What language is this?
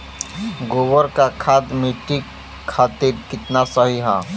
Bhojpuri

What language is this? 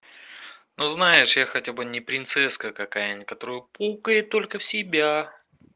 Russian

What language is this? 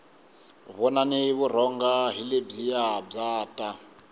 Tsonga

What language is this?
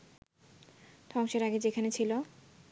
Bangla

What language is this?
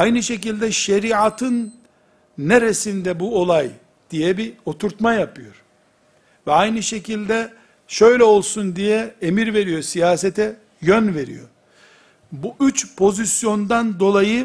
Turkish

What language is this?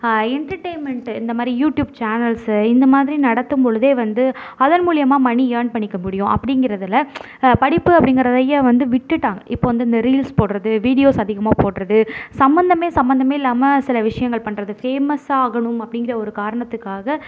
Tamil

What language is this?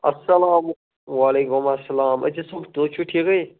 Kashmiri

